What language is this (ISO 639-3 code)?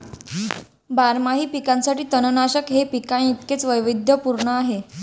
mar